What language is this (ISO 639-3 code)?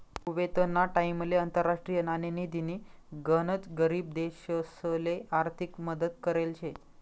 mar